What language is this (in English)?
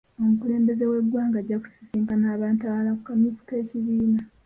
Ganda